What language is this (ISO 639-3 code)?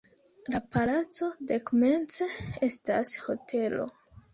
epo